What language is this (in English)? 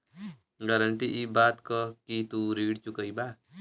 Bhojpuri